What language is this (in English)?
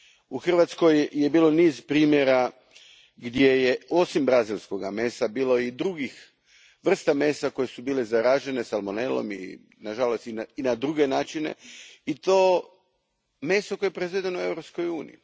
Croatian